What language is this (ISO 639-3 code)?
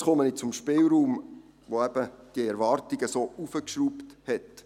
gsw